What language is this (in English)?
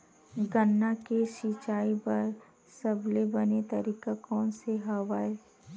Chhattisgarhi